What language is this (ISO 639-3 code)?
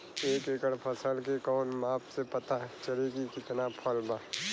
bho